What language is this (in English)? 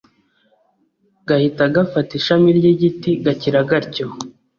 Kinyarwanda